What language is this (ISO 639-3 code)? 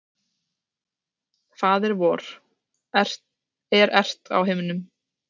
isl